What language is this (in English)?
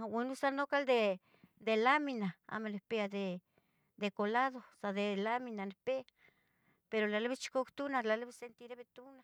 Tetelcingo Nahuatl